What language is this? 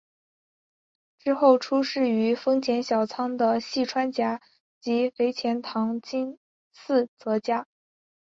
Chinese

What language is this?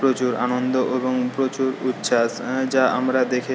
Bangla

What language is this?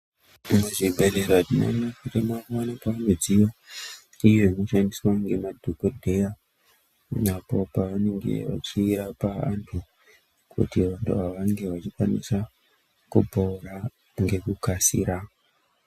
Ndau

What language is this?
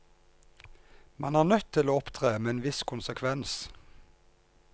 Norwegian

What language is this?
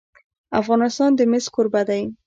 Pashto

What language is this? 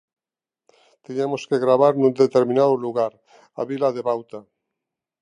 Galician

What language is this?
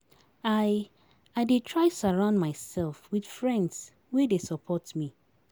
Nigerian Pidgin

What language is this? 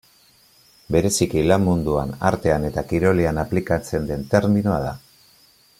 Basque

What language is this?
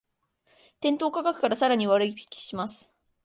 Japanese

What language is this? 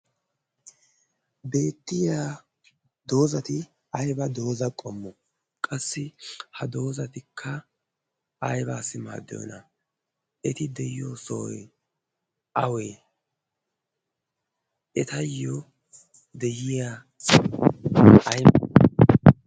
Wolaytta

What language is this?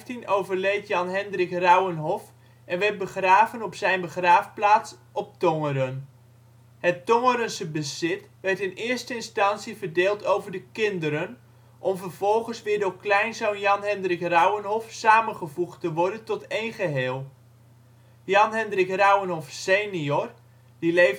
Dutch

